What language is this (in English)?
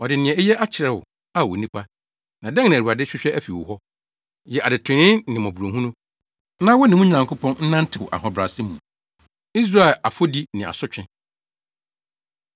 Akan